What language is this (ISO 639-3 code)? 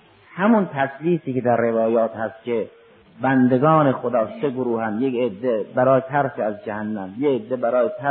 fas